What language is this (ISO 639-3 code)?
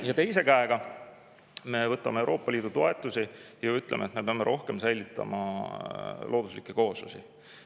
est